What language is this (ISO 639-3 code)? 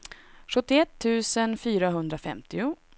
swe